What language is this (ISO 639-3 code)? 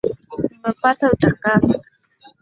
swa